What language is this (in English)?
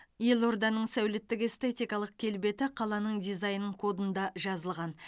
Kazakh